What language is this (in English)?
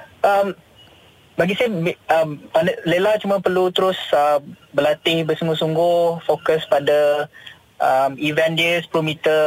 Malay